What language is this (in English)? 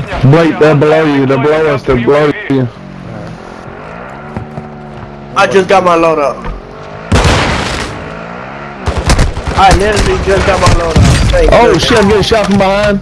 English